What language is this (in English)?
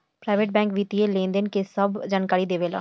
Bhojpuri